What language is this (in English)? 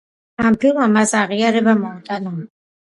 Georgian